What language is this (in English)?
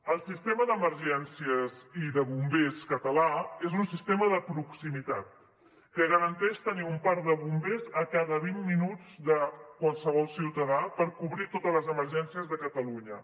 Catalan